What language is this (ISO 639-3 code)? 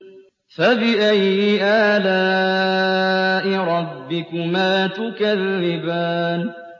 ara